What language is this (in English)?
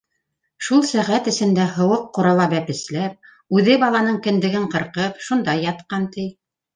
Bashkir